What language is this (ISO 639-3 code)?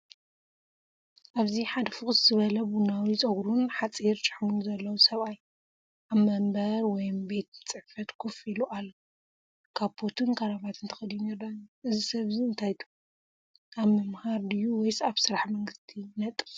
tir